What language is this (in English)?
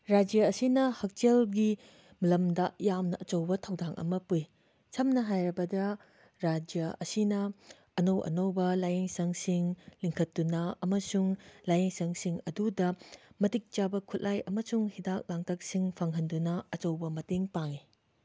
Manipuri